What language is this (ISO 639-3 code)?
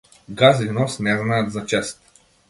mkd